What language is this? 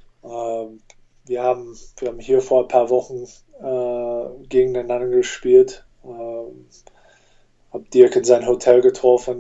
German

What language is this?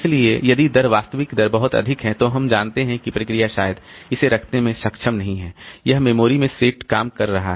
Hindi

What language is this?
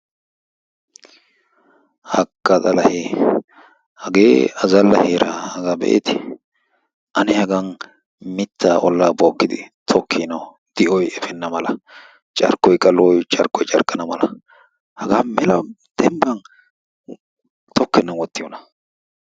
Wolaytta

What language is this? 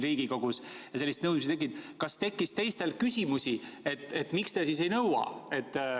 Estonian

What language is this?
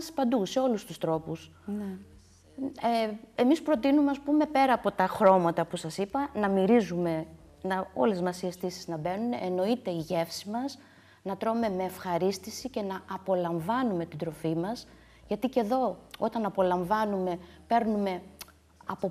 Greek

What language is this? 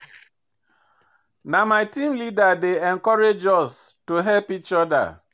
Nigerian Pidgin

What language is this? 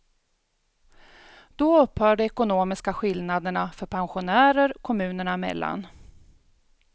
Swedish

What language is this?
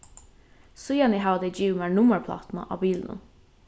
Faroese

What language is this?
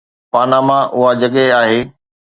Sindhi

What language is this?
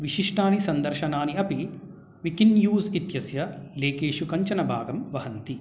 Sanskrit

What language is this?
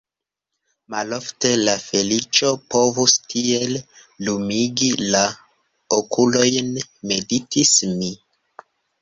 Esperanto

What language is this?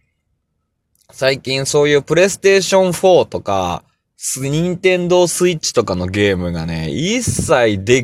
Japanese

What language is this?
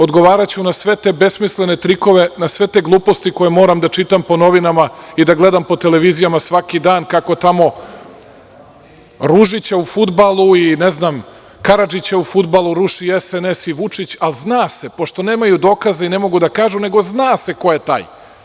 Serbian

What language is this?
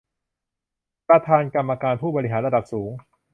Thai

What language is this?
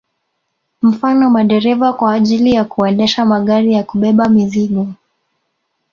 Swahili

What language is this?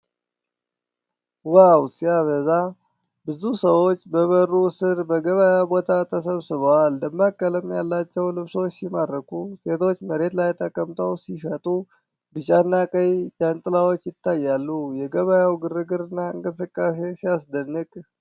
Amharic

